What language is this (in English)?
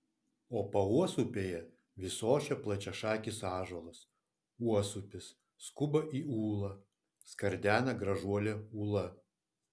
Lithuanian